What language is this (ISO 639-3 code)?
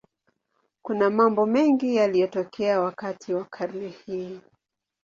swa